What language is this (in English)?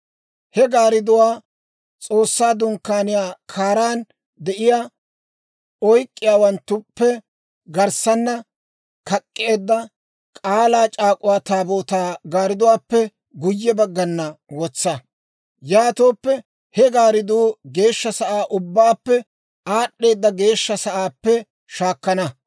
Dawro